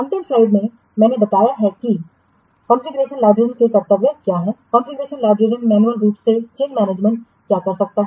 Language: Hindi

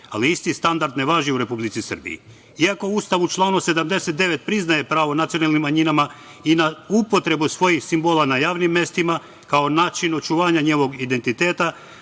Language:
Serbian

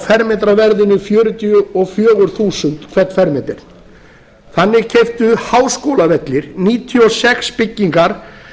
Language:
Icelandic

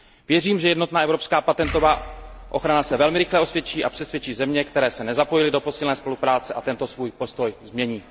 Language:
Czech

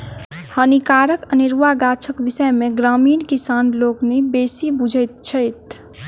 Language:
Maithili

